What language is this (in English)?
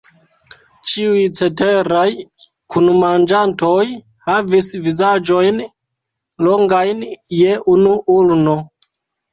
Esperanto